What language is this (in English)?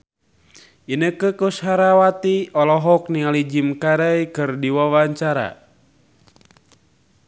Sundanese